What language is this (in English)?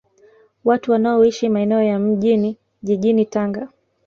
Swahili